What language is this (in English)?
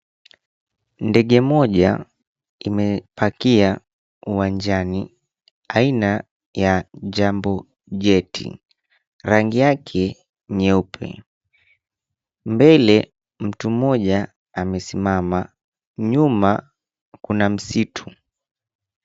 Swahili